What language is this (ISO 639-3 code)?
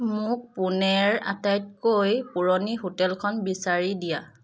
asm